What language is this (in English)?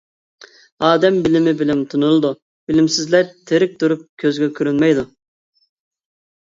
Uyghur